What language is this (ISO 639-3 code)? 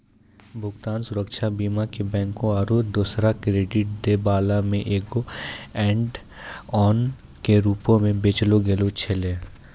mai